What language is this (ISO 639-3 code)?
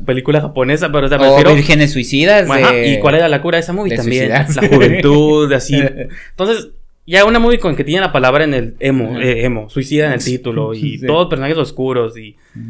spa